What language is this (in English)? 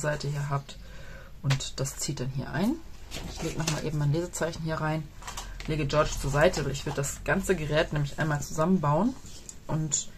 German